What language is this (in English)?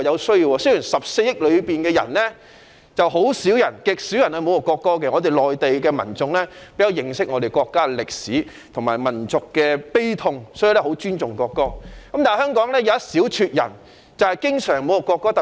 Cantonese